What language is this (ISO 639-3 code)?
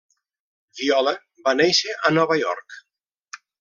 cat